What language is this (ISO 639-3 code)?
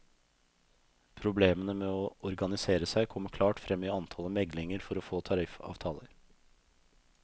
nor